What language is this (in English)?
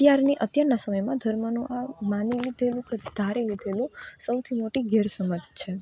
Gujarati